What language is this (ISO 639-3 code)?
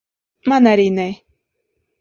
lav